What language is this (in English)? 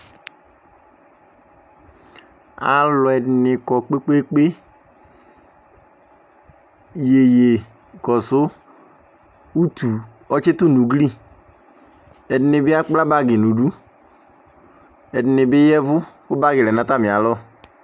Ikposo